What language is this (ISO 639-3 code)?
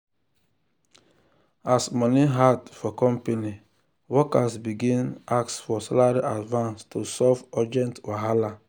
pcm